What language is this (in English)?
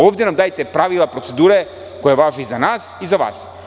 Serbian